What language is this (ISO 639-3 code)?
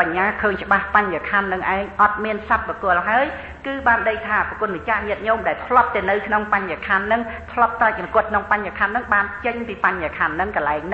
tha